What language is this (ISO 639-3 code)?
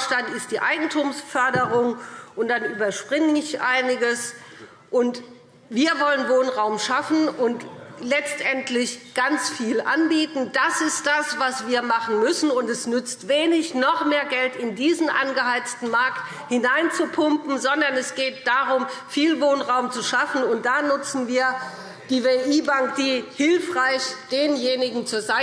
deu